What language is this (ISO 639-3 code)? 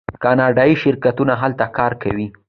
pus